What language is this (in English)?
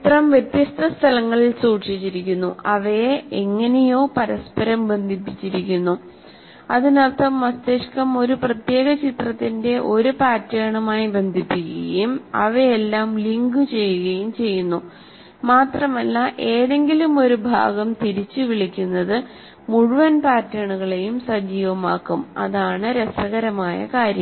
Malayalam